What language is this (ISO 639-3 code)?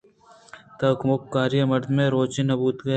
bgp